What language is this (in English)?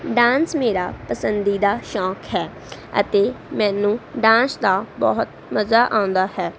Punjabi